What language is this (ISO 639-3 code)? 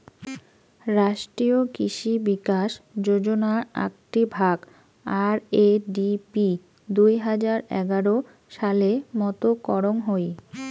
ben